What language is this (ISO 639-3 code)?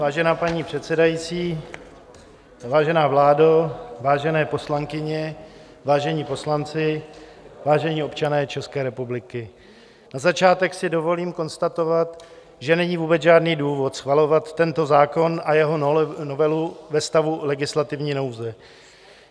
ces